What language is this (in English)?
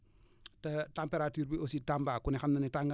Wolof